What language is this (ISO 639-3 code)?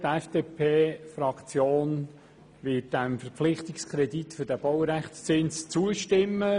gsw